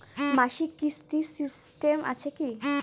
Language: Bangla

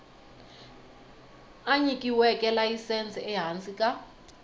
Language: Tsonga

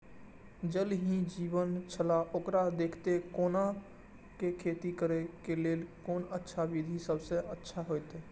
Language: Maithili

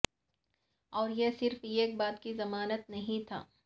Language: Urdu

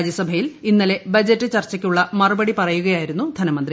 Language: Malayalam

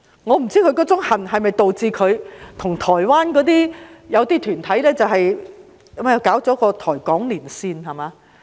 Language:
Cantonese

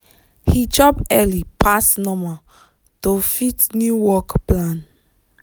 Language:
Nigerian Pidgin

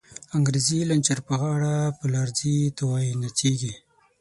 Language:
Pashto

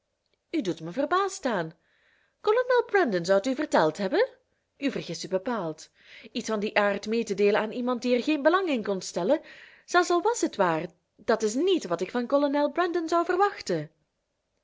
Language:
Dutch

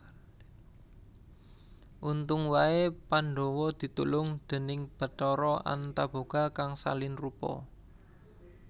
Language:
Javanese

